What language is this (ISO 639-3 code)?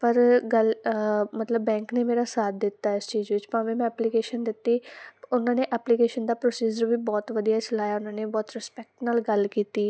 pan